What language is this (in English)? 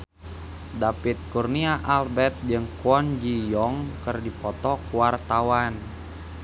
Sundanese